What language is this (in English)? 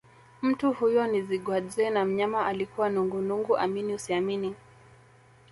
Swahili